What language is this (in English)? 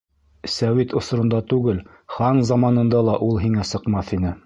Bashkir